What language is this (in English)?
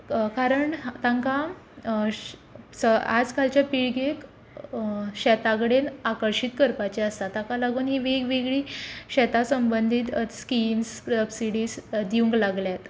Konkani